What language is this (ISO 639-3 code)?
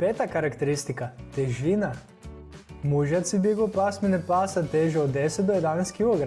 hrv